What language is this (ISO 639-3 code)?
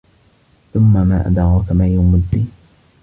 ara